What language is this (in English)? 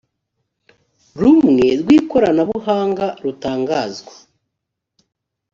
Kinyarwanda